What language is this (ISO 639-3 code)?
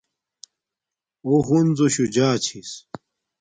dmk